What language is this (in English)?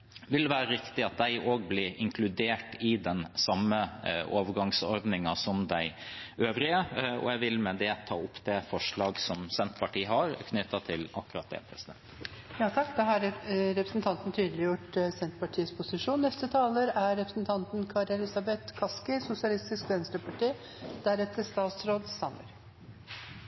Norwegian